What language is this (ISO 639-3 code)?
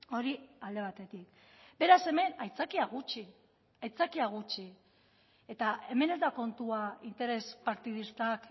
eus